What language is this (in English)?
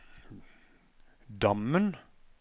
Norwegian